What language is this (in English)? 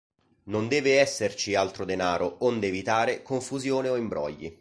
Italian